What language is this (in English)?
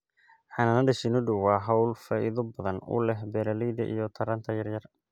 Somali